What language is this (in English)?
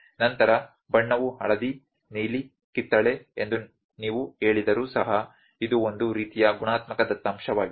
Kannada